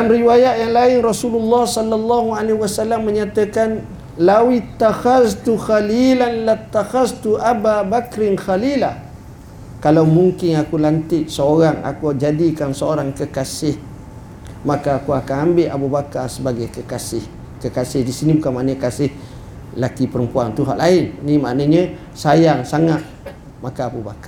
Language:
Malay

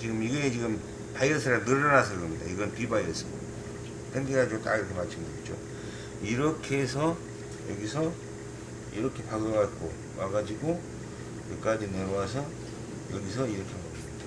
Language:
Korean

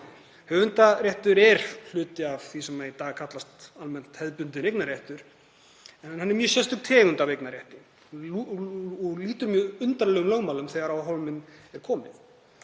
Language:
Icelandic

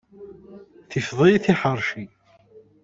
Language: Kabyle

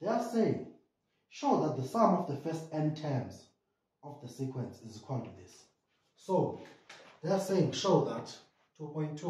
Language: English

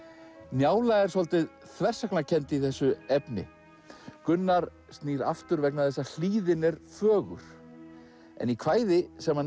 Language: Icelandic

